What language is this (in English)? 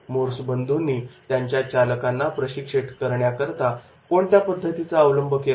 Marathi